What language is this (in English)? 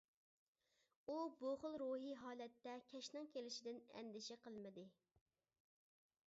Uyghur